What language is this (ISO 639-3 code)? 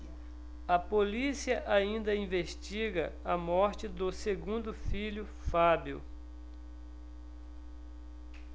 por